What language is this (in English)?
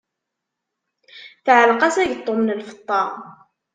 Kabyle